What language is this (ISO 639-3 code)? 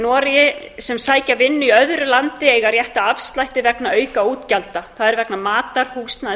isl